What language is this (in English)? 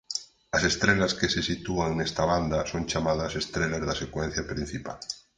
Galician